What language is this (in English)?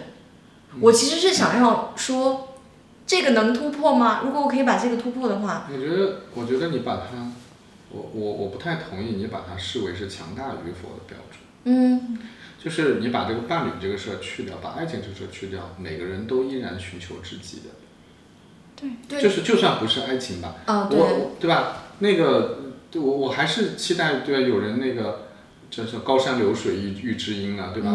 Chinese